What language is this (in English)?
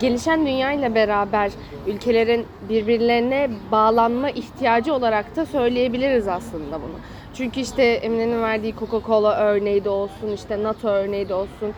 Turkish